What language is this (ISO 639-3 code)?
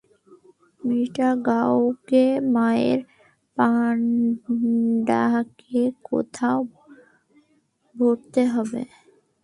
ben